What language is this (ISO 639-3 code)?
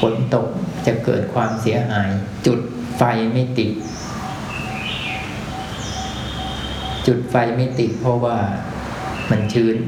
tha